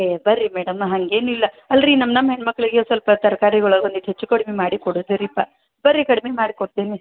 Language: Kannada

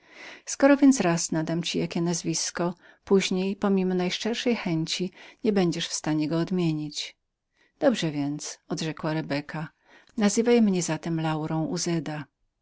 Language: Polish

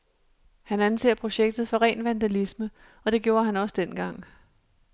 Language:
Danish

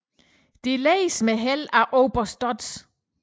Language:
Danish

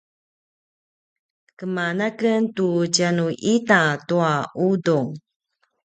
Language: Paiwan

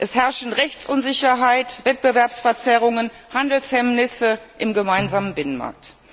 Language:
German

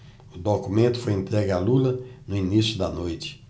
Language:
Portuguese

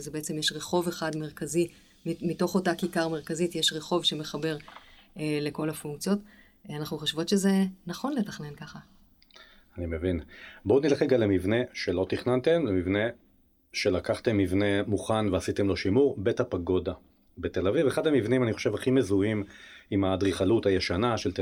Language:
Hebrew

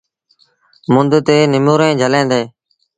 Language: Sindhi Bhil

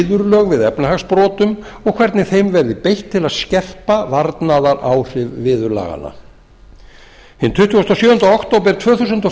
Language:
Icelandic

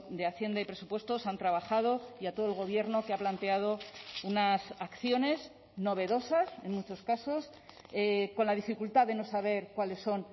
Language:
Spanish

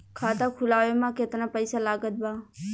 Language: Bhojpuri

